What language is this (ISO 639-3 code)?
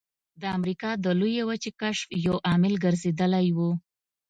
pus